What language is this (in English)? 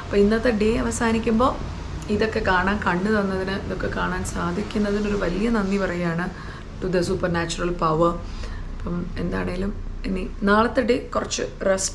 Malayalam